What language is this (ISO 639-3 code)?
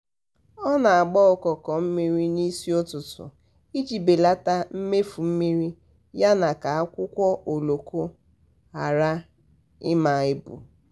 ibo